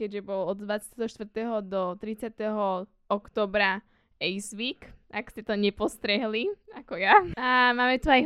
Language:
Slovak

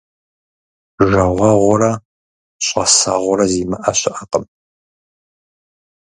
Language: Kabardian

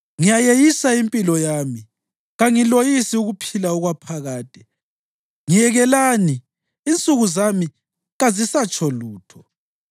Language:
North Ndebele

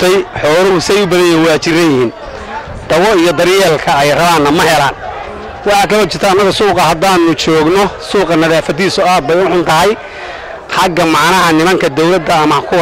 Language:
Arabic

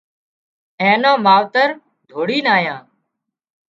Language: Wadiyara Koli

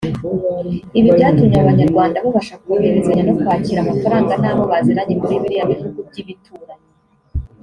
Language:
Kinyarwanda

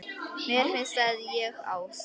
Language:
Icelandic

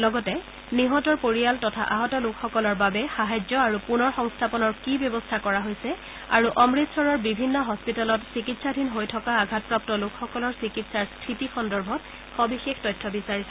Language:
Assamese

